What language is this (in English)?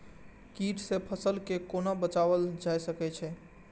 Maithili